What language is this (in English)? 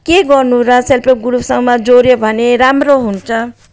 Nepali